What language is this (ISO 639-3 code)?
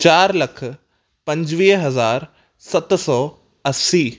snd